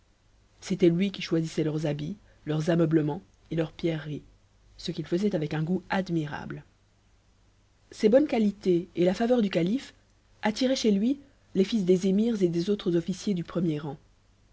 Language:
French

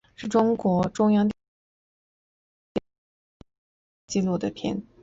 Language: Chinese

